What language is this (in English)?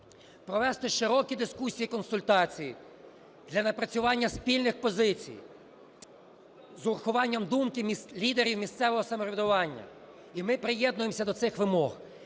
Ukrainian